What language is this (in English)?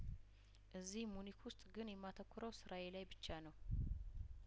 Amharic